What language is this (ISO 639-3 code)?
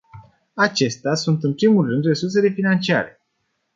ron